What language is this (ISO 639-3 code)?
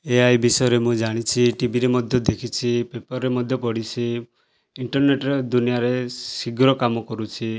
ori